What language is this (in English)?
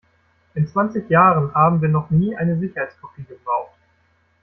German